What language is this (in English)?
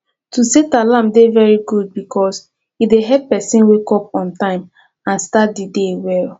Nigerian Pidgin